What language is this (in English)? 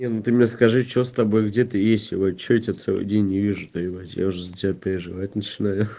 Russian